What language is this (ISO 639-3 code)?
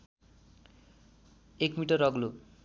nep